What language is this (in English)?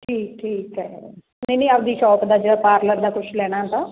Punjabi